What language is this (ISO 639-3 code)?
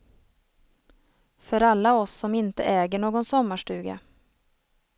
swe